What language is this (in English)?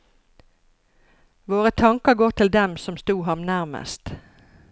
Norwegian